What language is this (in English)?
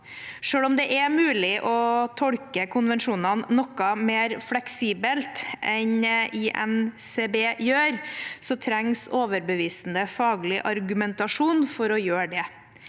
Norwegian